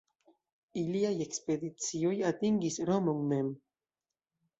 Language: Esperanto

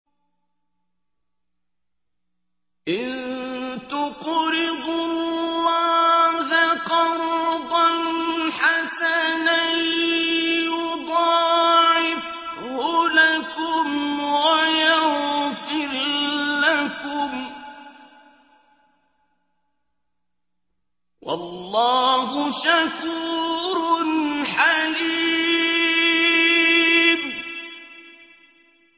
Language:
Arabic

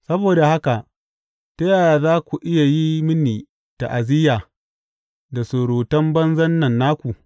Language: Hausa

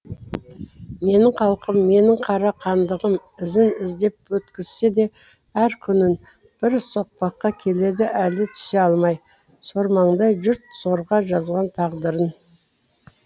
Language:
Kazakh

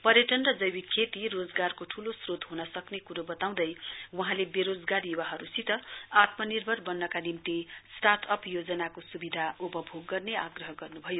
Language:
Nepali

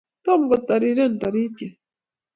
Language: Kalenjin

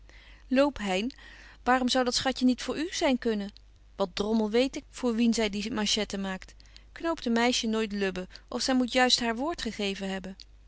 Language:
Dutch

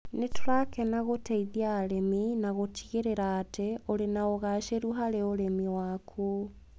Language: Kikuyu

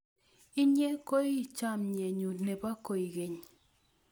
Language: Kalenjin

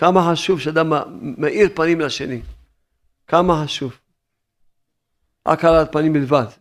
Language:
Hebrew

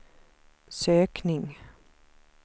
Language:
Swedish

